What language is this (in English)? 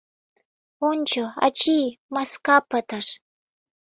Mari